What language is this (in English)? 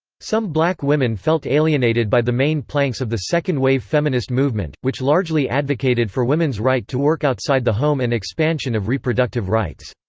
English